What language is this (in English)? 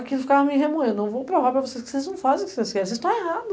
Portuguese